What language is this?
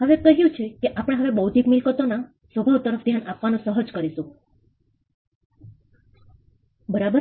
Gujarati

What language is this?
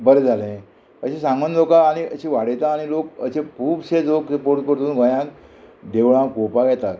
Konkani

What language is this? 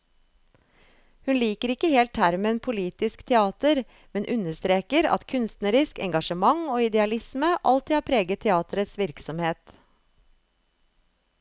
Norwegian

